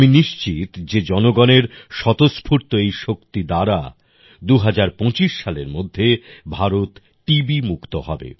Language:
Bangla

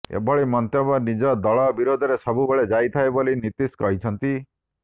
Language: Odia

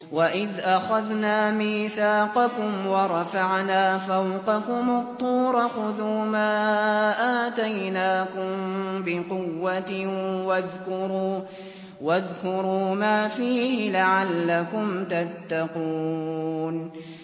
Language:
Arabic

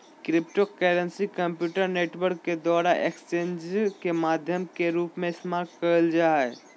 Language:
Magahi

